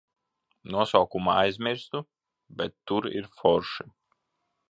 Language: Latvian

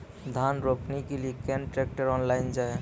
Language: Maithili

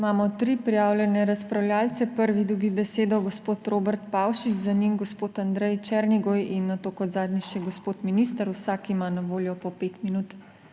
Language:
Slovenian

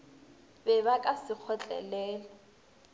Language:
Northern Sotho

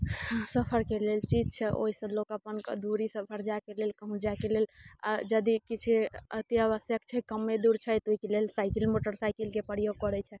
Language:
Maithili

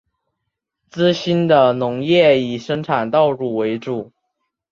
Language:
Chinese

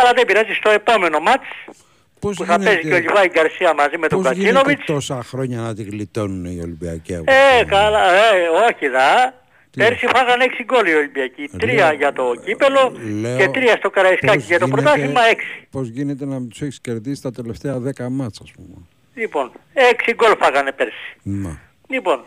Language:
Greek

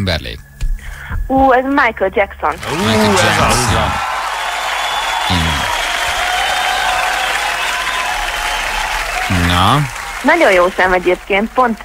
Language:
Hungarian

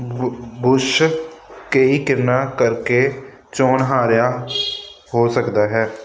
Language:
Punjabi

